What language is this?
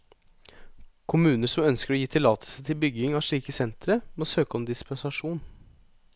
Norwegian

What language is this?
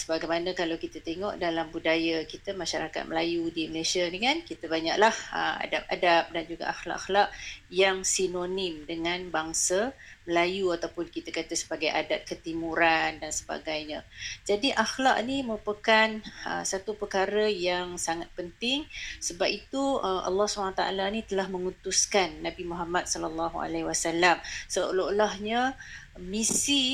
Malay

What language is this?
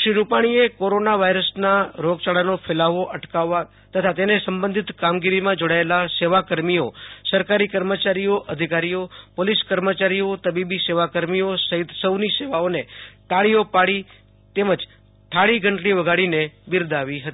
Gujarati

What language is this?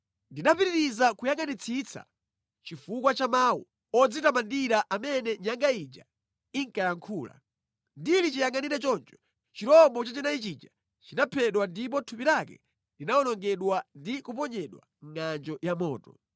Nyanja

